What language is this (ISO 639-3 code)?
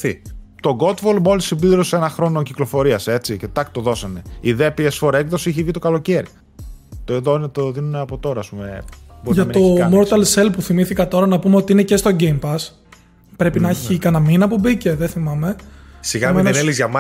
ell